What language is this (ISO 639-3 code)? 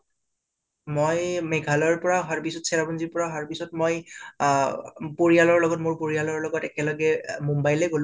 asm